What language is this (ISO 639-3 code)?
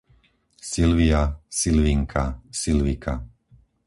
slk